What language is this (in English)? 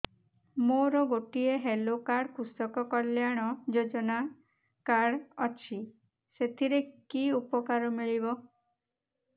Odia